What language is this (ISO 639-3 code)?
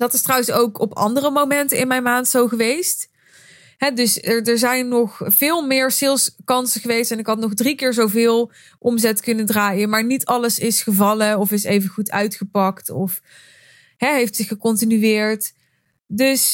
nld